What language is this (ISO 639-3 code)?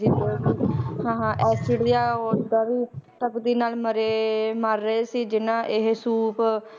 pan